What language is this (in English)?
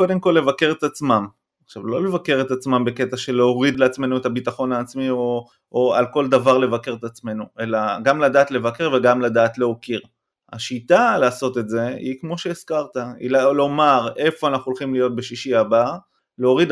Hebrew